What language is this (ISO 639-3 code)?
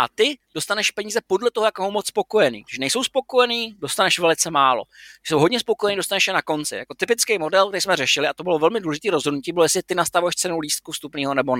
ces